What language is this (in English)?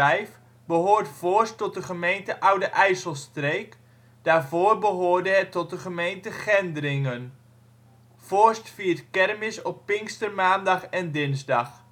Dutch